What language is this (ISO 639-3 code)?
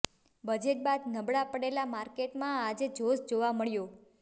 guj